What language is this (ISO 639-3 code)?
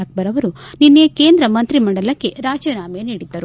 kan